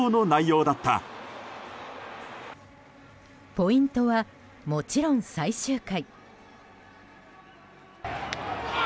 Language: Japanese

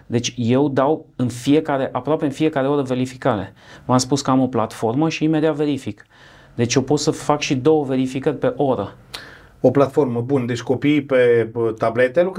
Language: Romanian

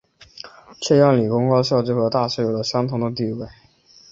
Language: Chinese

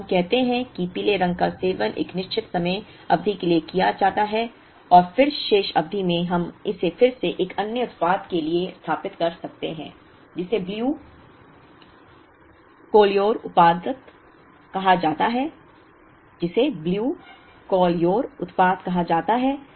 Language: Hindi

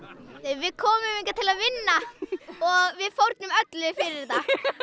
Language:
Icelandic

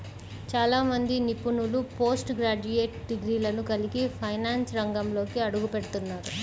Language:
Telugu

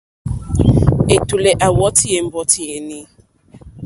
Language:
Mokpwe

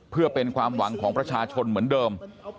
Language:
Thai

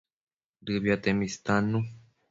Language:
Matsés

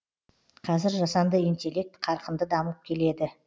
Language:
Kazakh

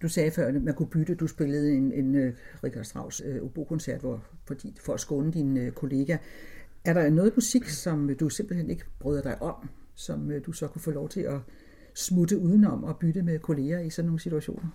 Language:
Danish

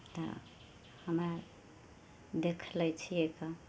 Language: Maithili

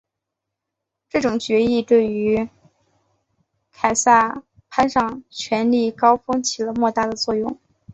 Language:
Chinese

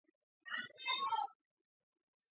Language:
Georgian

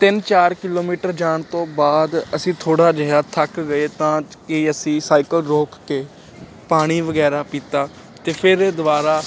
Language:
Punjabi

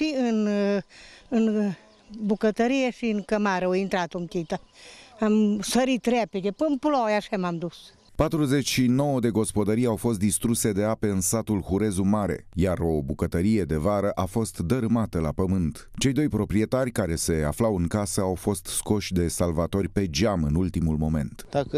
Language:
Romanian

